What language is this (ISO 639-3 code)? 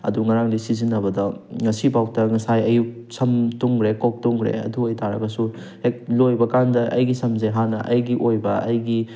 mni